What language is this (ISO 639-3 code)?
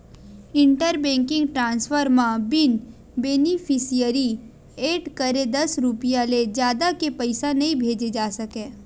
hne